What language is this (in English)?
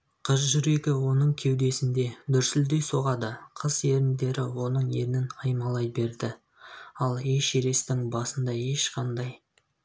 Kazakh